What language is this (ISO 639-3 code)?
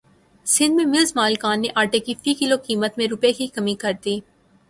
urd